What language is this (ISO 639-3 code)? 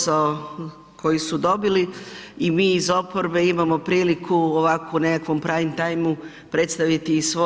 hrv